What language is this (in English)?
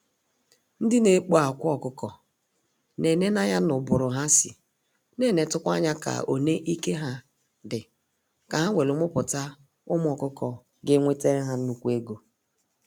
Igbo